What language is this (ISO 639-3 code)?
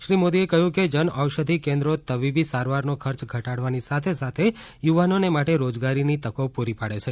guj